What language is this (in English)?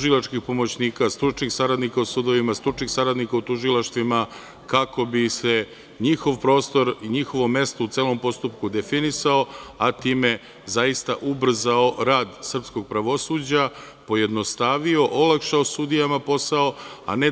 Serbian